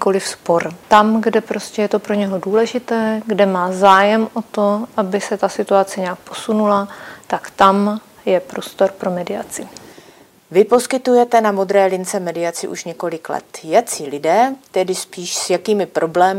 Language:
Czech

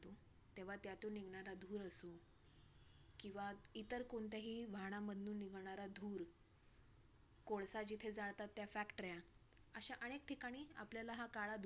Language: Marathi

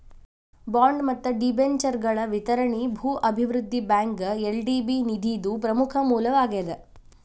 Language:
Kannada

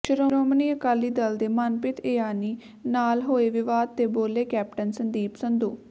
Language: Punjabi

